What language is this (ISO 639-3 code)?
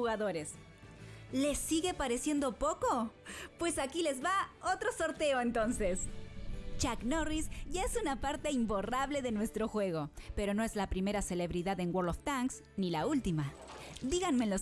spa